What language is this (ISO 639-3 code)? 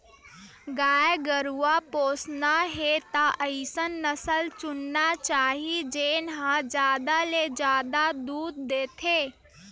hne